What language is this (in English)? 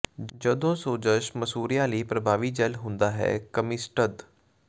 Punjabi